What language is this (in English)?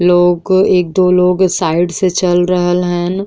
Bhojpuri